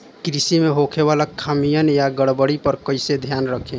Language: Bhojpuri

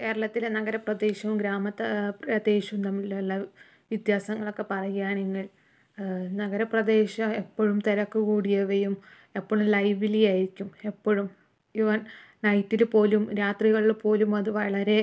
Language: Malayalam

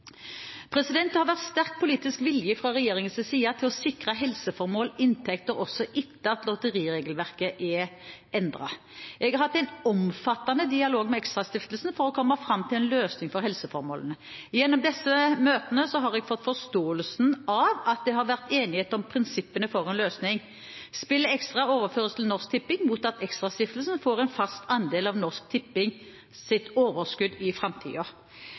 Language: Norwegian Bokmål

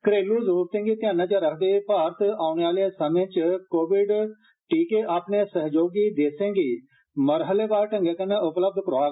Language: Dogri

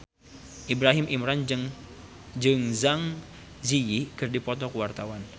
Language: Sundanese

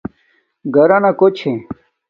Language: Domaaki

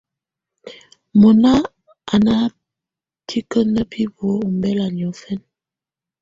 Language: Tunen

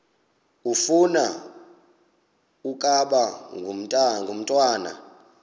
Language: Xhosa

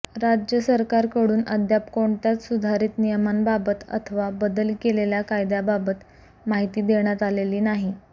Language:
Marathi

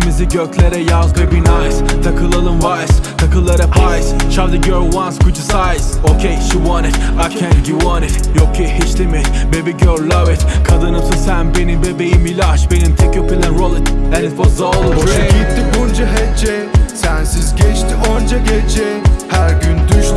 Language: Turkish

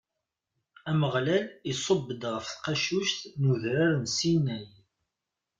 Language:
Kabyle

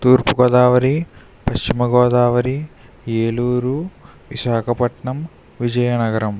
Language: Telugu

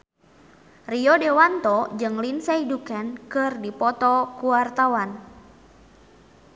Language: Sundanese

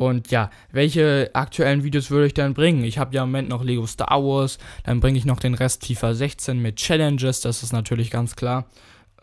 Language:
German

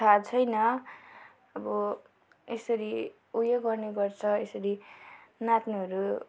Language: Nepali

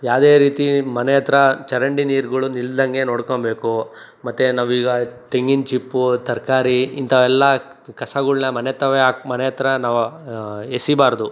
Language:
Kannada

